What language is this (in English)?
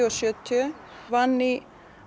Icelandic